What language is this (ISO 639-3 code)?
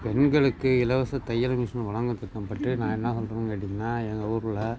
tam